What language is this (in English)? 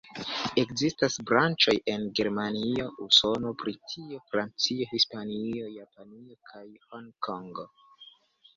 Esperanto